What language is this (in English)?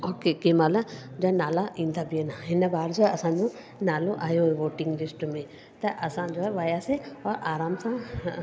Sindhi